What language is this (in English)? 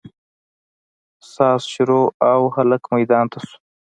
Pashto